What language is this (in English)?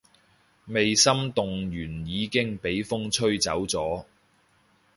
Cantonese